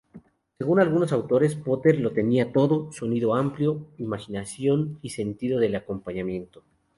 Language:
Spanish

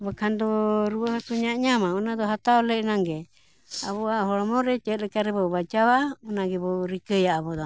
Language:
Santali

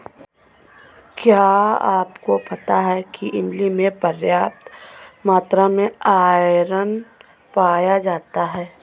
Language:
Hindi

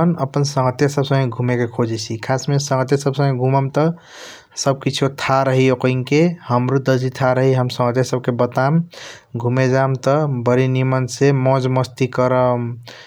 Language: Kochila Tharu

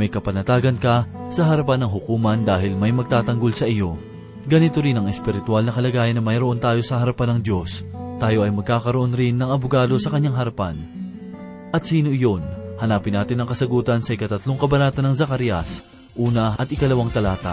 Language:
Filipino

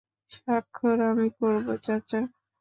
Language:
Bangla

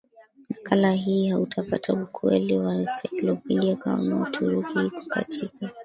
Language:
Swahili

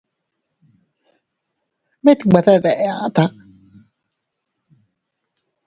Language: Teutila Cuicatec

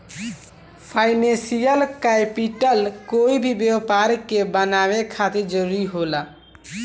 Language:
Bhojpuri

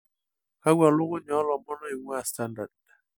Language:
Masai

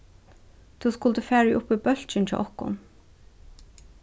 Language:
Faroese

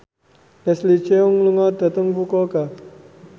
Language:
Javanese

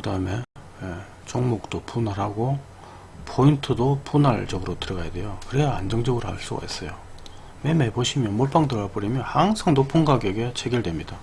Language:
Korean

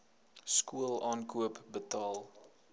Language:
Afrikaans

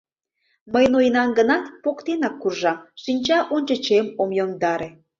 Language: Mari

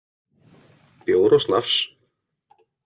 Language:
Icelandic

